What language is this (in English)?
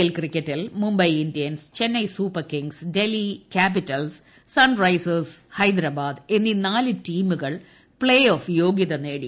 Malayalam